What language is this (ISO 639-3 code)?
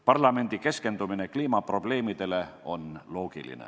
est